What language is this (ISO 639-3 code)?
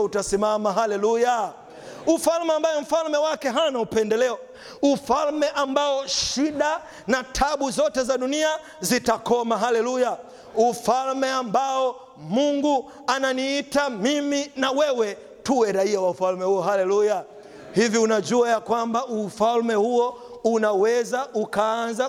swa